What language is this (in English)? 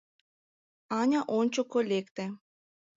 Mari